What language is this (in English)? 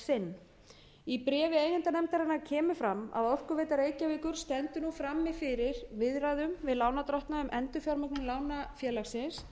Icelandic